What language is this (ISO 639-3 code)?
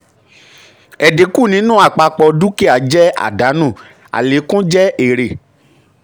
yor